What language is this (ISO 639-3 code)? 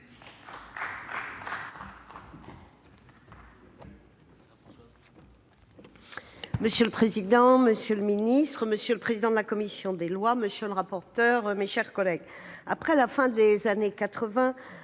fra